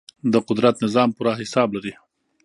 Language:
Pashto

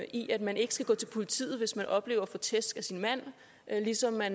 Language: Danish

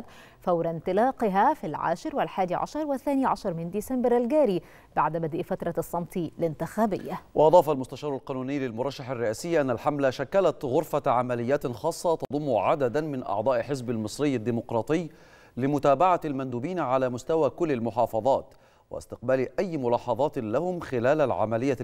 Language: Arabic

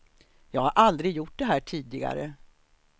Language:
Swedish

